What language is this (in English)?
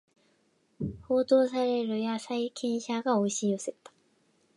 Japanese